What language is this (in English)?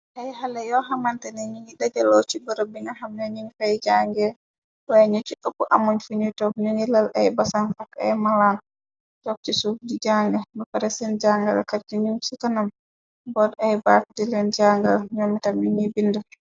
Wolof